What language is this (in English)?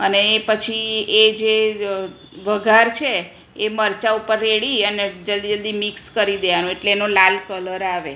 Gujarati